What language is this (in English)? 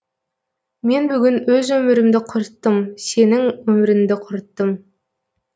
Kazakh